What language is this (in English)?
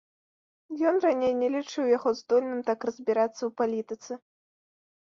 Belarusian